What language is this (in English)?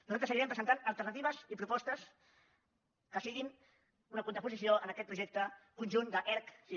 Catalan